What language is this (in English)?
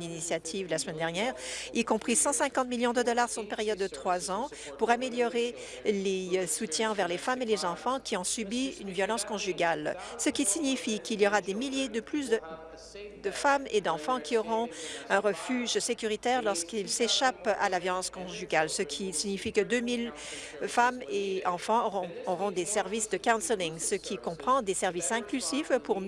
French